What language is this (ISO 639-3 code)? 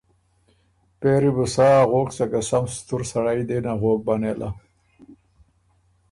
oru